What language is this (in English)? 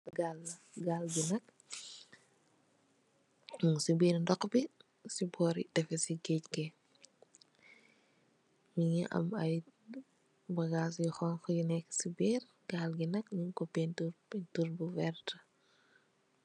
Wolof